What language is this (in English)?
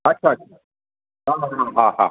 Sindhi